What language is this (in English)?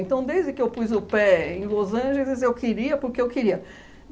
Portuguese